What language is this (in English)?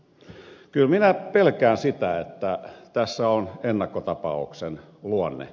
Finnish